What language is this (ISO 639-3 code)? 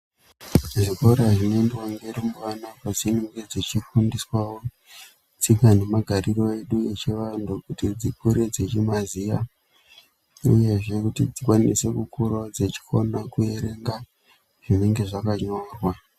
ndc